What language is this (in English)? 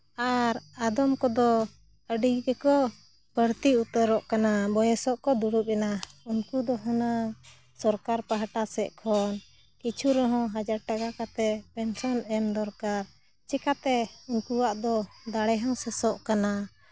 Santali